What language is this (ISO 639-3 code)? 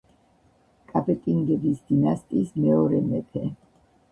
kat